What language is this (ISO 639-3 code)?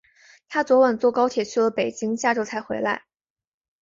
zho